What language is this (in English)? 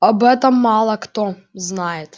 Russian